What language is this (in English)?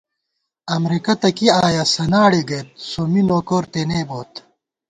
Gawar-Bati